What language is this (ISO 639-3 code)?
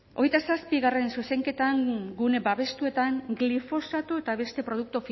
eus